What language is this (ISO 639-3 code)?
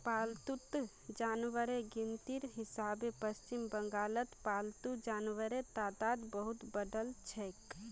mag